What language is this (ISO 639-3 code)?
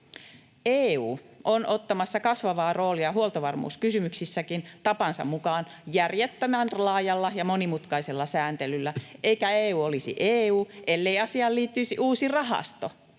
fin